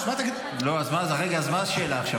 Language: Hebrew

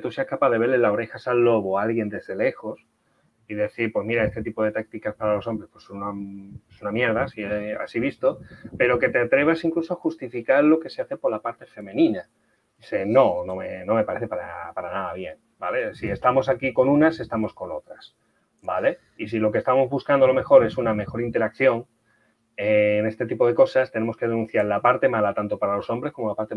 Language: Spanish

